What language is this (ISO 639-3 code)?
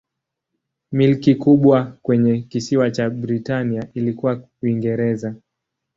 swa